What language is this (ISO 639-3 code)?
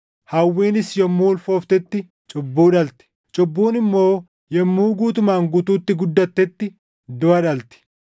orm